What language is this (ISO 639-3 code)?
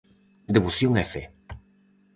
glg